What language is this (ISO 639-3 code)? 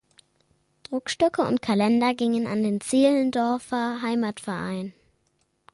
deu